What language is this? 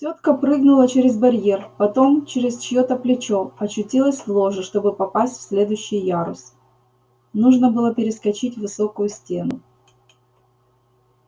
Russian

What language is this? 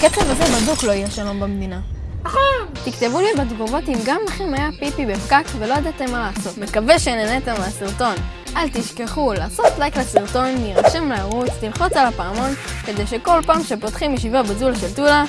Hebrew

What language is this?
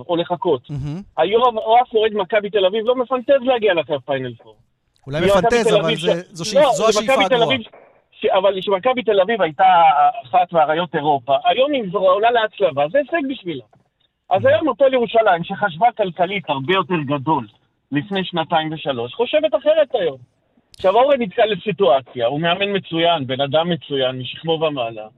Hebrew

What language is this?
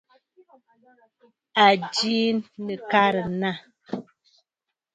Bafut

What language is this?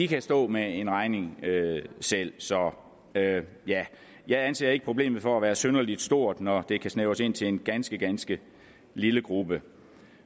Danish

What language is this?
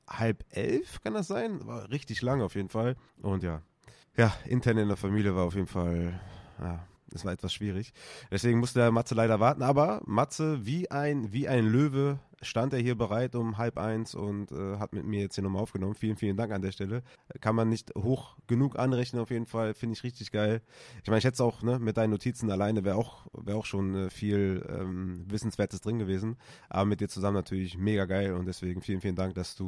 German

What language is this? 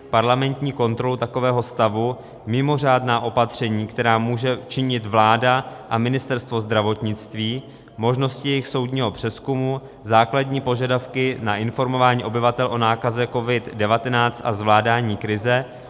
Czech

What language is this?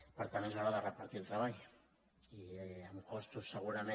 Catalan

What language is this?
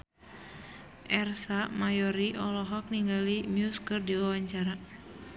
Sundanese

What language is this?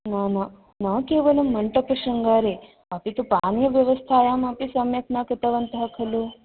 Sanskrit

